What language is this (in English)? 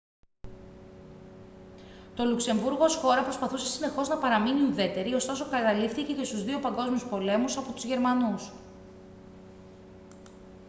Greek